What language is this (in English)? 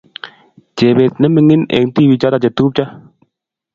Kalenjin